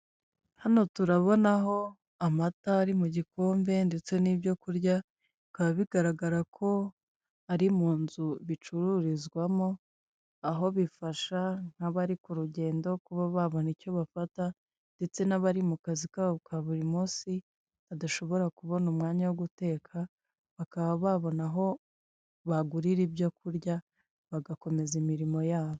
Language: Kinyarwanda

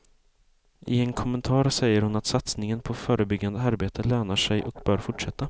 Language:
Swedish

